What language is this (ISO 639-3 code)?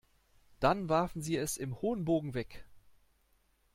deu